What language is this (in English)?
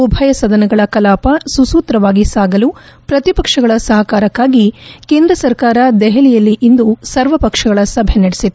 Kannada